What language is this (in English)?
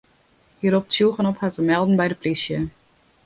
Western Frisian